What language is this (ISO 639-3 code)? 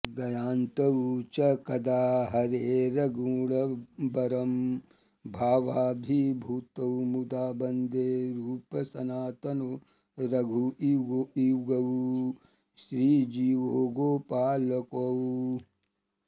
san